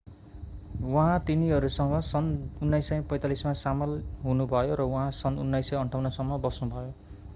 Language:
Nepali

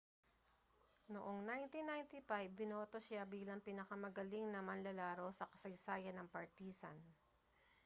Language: Filipino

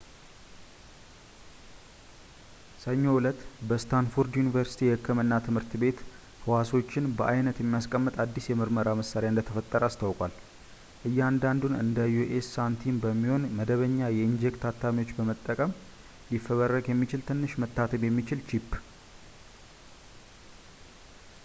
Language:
Amharic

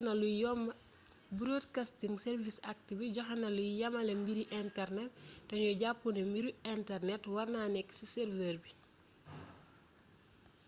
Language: Wolof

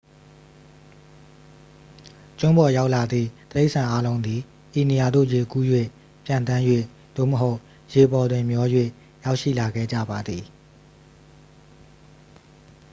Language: Burmese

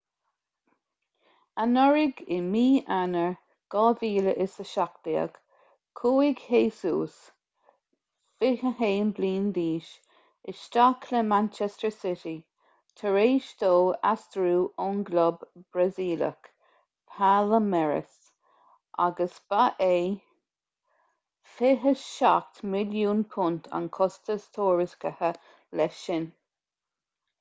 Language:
Irish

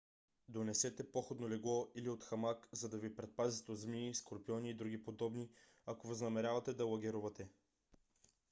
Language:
Bulgarian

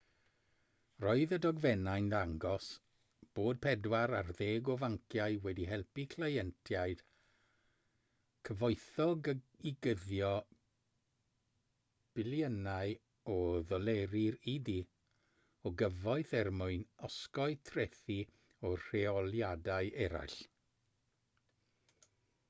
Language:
Welsh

